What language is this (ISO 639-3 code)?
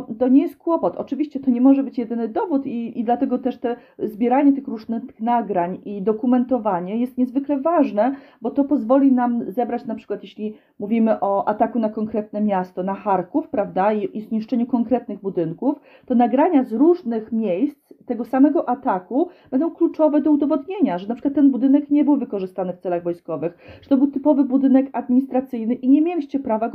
pol